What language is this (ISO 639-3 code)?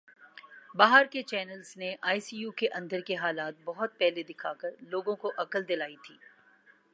urd